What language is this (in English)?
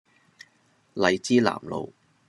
Cantonese